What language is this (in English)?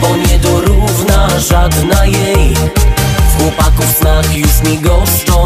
Polish